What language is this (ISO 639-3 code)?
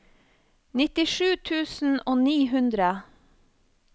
nor